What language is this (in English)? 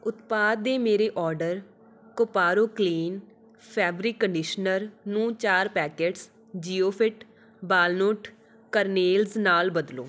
Punjabi